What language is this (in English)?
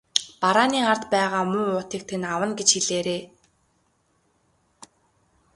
Mongolian